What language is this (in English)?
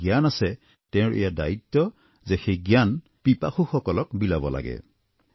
Assamese